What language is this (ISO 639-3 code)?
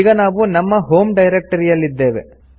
kan